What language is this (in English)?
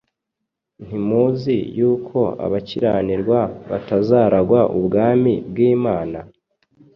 Kinyarwanda